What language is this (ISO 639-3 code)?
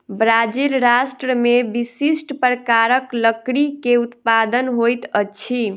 mai